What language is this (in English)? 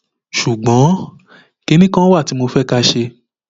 Yoruba